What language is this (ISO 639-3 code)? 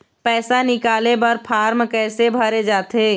hne